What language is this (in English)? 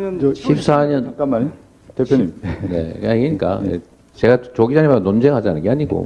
Korean